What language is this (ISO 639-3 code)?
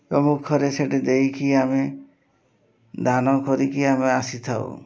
ori